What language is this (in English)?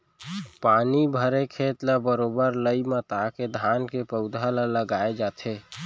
Chhattisgarhi